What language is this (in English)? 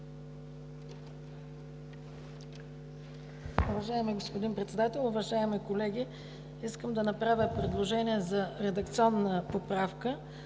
Bulgarian